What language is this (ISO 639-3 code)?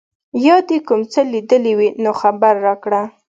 pus